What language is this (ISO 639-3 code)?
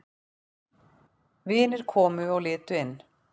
isl